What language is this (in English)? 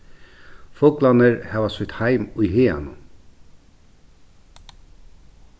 Faroese